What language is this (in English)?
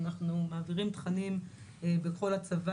Hebrew